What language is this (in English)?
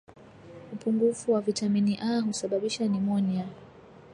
Swahili